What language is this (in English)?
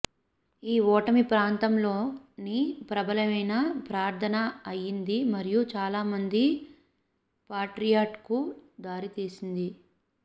Telugu